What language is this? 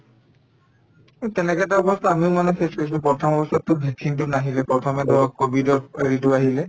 Assamese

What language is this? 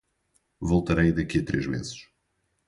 Portuguese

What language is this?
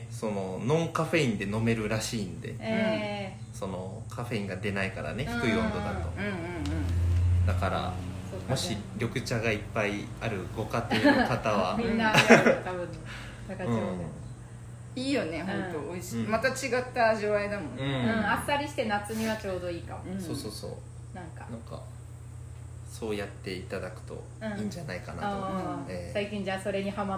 Japanese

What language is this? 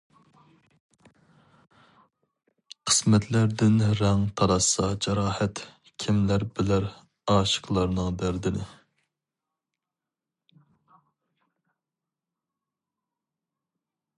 Uyghur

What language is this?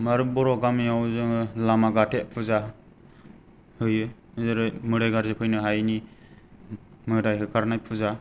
Bodo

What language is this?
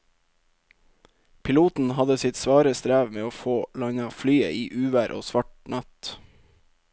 Norwegian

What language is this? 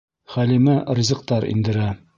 Bashkir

